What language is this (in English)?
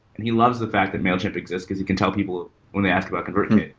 English